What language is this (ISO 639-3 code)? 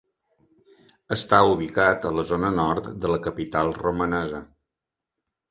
cat